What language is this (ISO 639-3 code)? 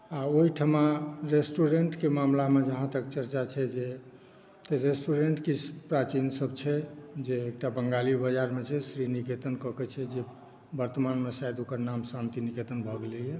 mai